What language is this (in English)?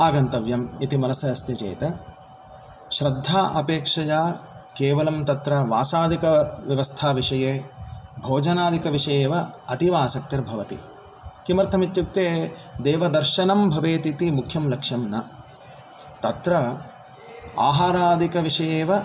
Sanskrit